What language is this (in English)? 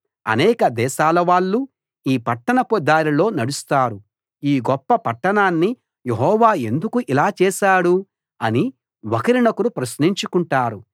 Telugu